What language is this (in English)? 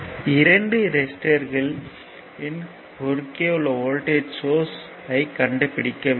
Tamil